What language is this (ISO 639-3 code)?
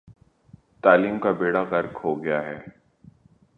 urd